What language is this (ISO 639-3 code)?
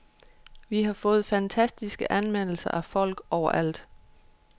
dan